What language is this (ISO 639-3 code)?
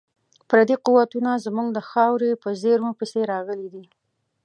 pus